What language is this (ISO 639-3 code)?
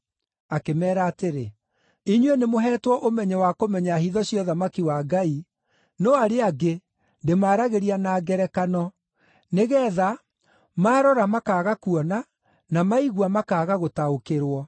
kik